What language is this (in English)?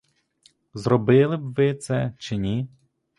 Ukrainian